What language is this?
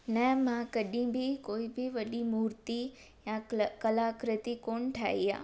Sindhi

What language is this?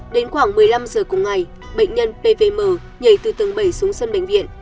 Vietnamese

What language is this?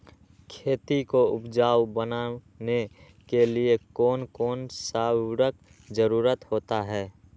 Magahi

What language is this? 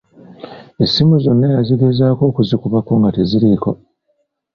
Ganda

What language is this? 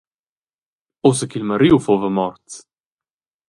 Romansh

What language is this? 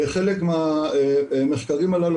Hebrew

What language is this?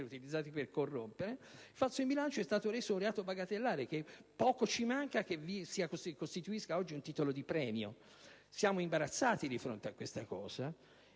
Italian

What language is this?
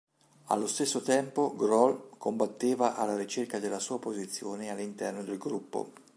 Italian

